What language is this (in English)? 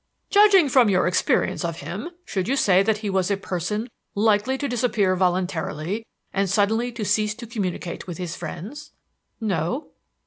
English